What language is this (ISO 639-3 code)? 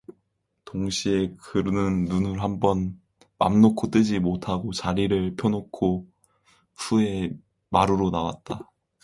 kor